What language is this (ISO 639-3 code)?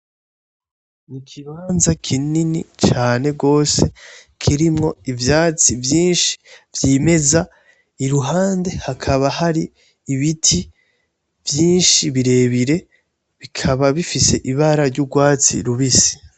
run